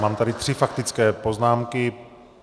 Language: Czech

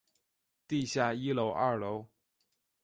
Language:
Chinese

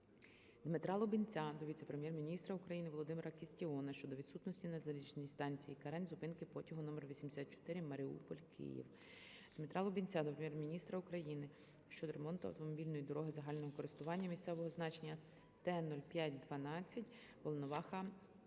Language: Ukrainian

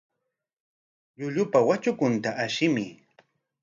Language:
Corongo Ancash Quechua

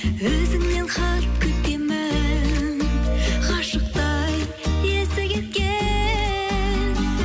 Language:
Kazakh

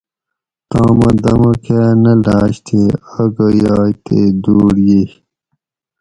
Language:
Gawri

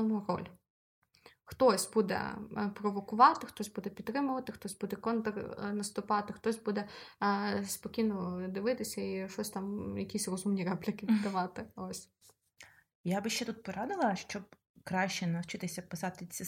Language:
Ukrainian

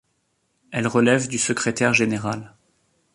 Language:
French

